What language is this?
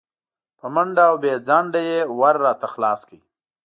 Pashto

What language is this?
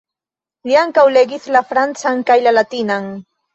Esperanto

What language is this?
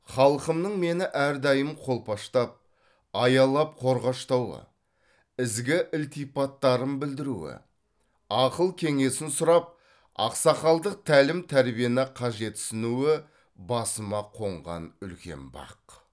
Kazakh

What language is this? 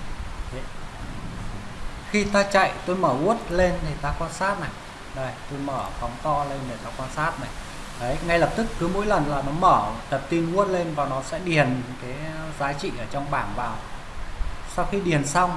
Vietnamese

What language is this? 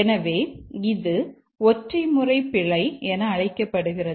Tamil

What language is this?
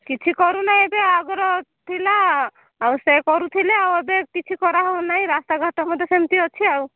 Odia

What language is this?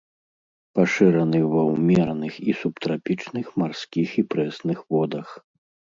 Belarusian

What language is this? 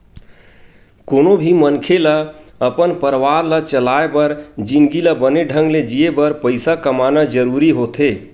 Chhattisgarhi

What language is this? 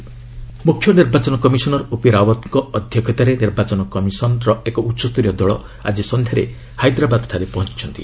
Odia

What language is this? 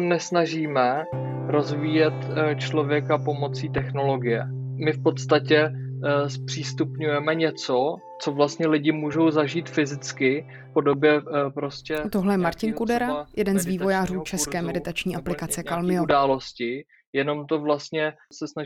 Czech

